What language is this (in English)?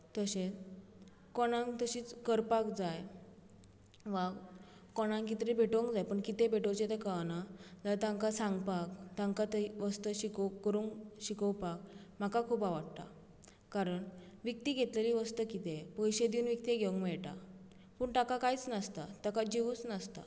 Konkani